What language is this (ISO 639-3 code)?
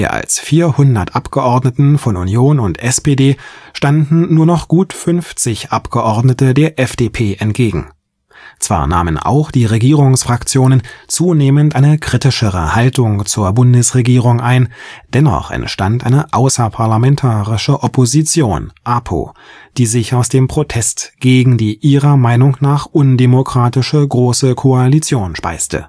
deu